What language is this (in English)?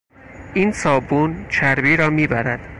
Persian